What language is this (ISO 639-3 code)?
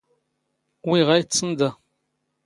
zgh